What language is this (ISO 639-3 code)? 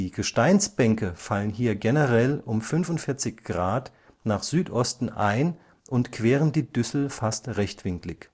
deu